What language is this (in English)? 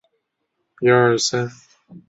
Chinese